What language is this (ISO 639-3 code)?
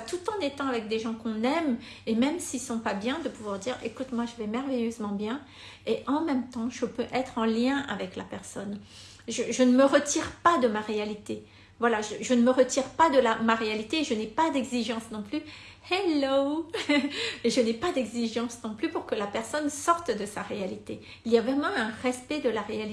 fra